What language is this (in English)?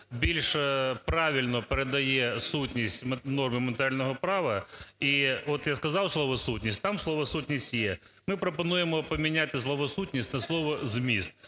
Ukrainian